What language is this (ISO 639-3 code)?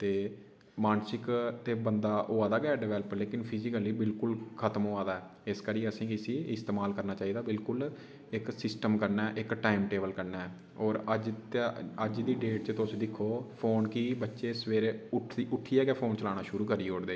doi